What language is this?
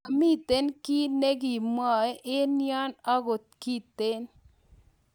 Kalenjin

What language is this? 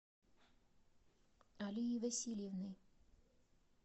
Russian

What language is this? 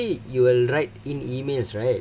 English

